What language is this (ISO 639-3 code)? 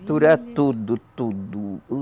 por